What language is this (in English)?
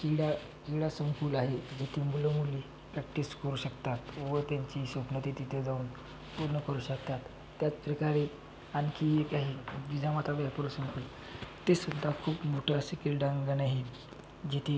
Marathi